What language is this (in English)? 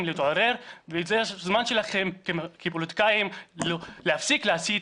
Hebrew